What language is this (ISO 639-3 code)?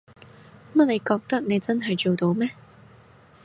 yue